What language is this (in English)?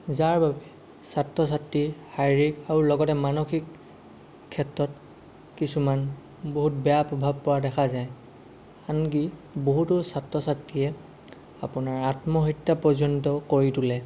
Assamese